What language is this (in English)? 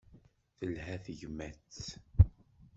Kabyle